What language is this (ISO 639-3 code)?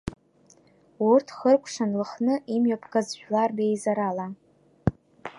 abk